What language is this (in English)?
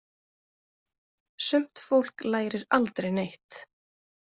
Icelandic